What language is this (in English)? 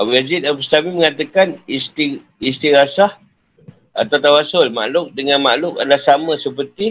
Malay